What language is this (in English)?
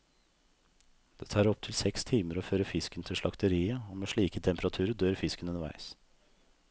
Norwegian